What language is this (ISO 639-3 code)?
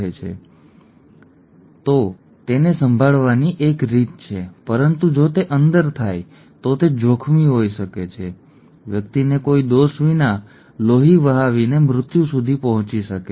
guj